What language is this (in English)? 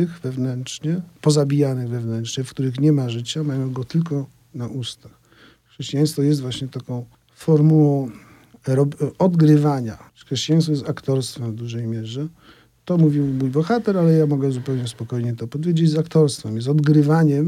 Polish